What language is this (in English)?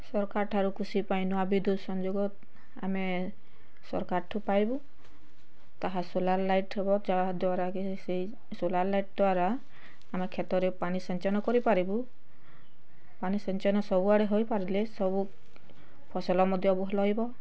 Odia